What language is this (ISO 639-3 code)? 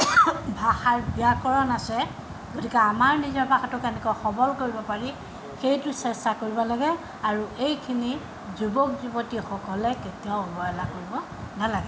asm